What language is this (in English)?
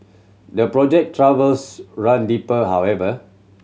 English